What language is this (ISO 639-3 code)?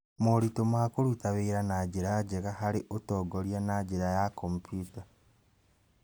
kik